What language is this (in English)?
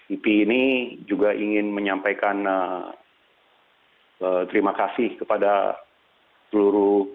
Indonesian